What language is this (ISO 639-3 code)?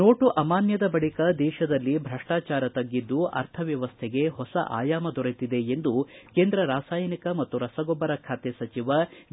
kan